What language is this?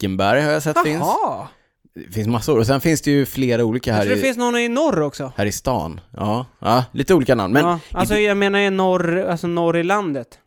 Swedish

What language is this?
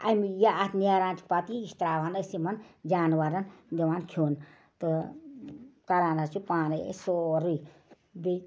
Kashmiri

